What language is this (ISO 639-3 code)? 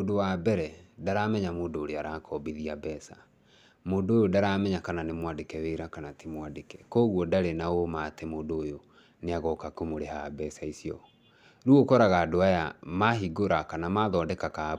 kik